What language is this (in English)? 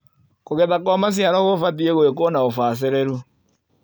Kikuyu